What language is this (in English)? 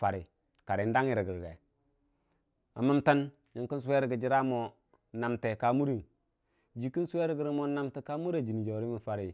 Dijim-Bwilim